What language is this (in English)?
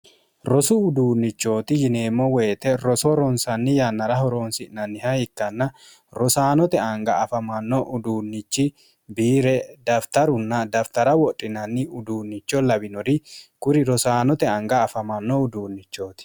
Sidamo